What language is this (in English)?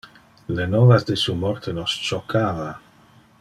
Interlingua